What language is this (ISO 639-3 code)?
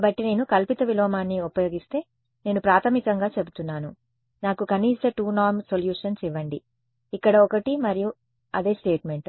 tel